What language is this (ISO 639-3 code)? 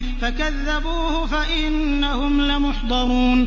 ara